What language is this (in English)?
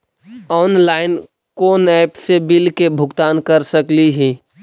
Magahi